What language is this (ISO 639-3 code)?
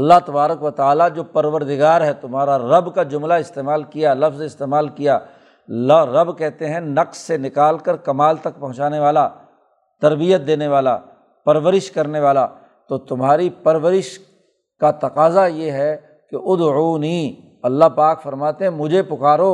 urd